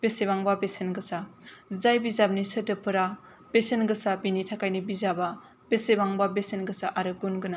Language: Bodo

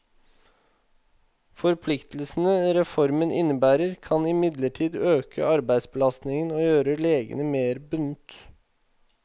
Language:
Norwegian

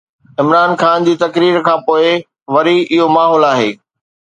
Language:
Sindhi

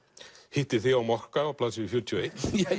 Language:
Icelandic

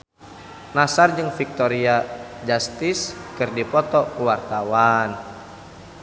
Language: Sundanese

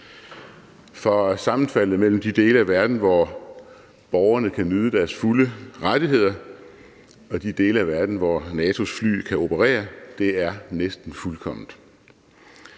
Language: Danish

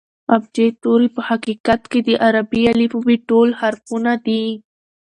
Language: Pashto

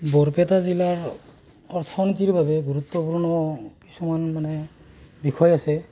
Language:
Assamese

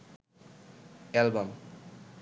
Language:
Bangla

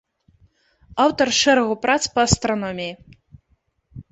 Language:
Belarusian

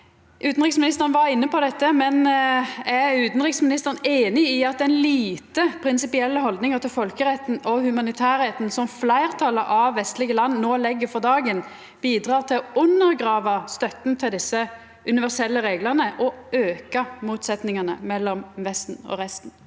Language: Norwegian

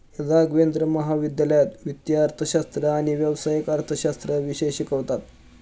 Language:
Marathi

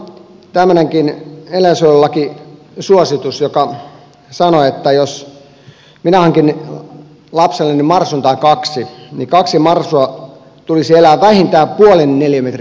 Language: Finnish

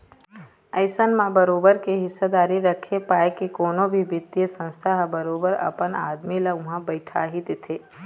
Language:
Chhattisgarhi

